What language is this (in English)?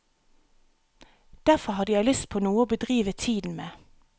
Norwegian